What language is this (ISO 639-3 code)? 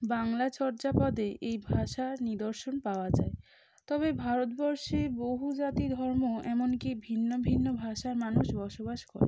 ben